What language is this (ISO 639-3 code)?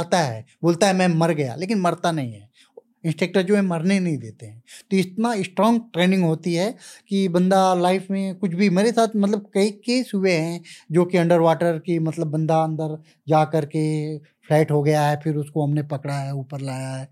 hin